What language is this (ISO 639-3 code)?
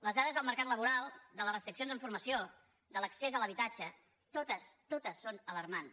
cat